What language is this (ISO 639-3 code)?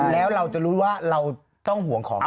tha